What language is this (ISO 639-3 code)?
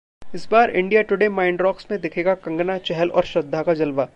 hin